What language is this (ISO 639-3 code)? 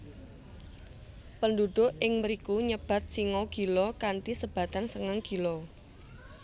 jav